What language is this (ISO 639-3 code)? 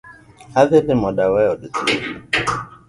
luo